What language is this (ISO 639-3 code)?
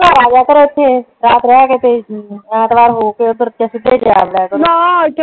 pan